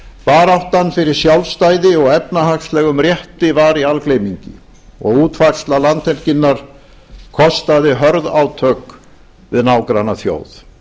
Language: Icelandic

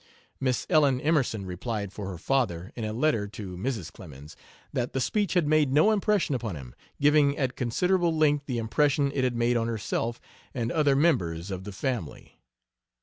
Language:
English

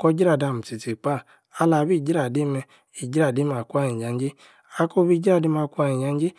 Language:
Yace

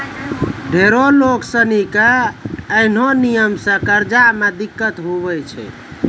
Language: Maithili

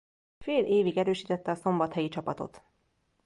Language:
Hungarian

